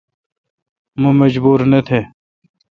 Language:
Kalkoti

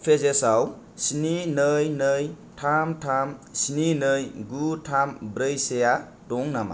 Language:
Bodo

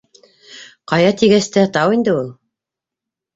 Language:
Bashkir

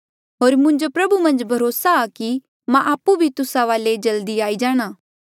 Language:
Mandeali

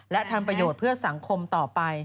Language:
Thai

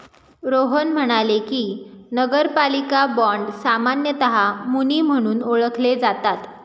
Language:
Marathi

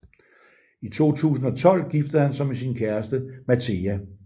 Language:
Danish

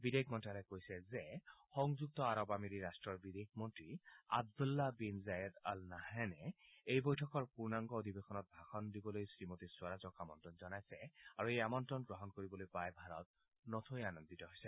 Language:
Assamese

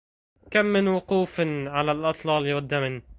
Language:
Arabic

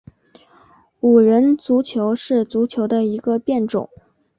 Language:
Chinese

